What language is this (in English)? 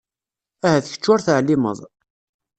Kabyle